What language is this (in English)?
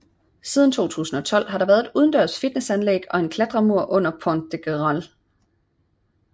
Danish